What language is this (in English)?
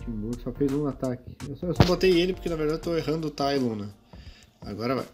Portuguese